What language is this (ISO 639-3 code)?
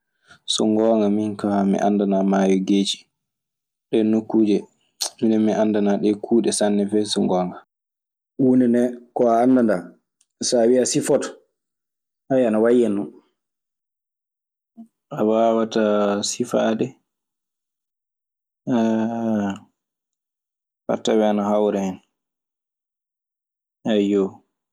ffm